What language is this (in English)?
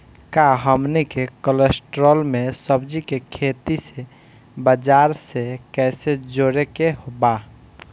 Bhojpuri